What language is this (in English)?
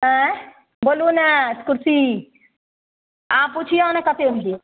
Maithili